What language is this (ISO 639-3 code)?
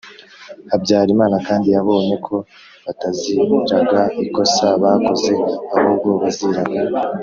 kin